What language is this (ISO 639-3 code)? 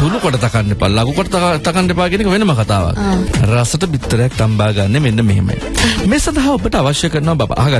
ind